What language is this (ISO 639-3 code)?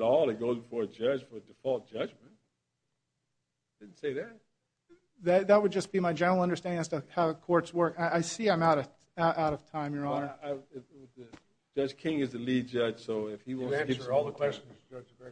eng